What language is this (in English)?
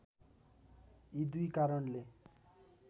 Nepali